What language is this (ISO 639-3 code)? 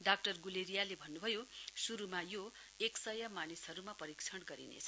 nep